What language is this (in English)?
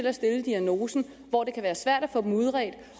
Danish